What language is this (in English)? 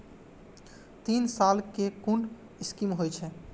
Maithili